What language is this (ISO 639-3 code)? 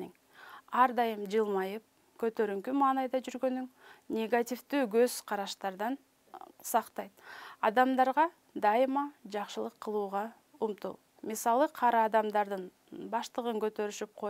tur